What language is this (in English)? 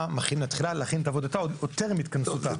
Hebrew